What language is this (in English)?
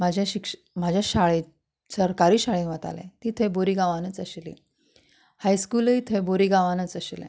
Konkani